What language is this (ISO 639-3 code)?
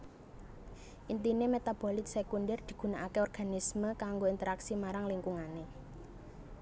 jav